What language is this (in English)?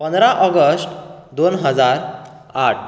Konkani